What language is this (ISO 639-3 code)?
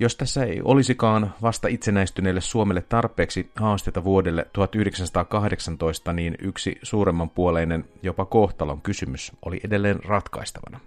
fin